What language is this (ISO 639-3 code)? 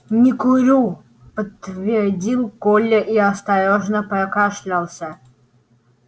rus